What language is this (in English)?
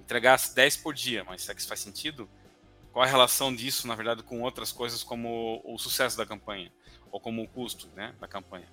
Portuguese